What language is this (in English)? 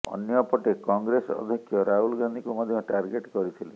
Odia